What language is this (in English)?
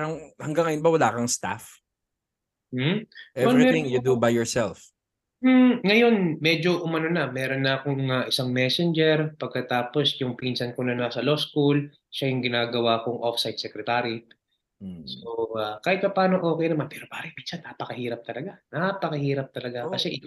Filipino